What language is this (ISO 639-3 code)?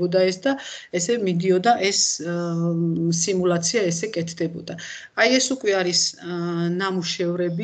ron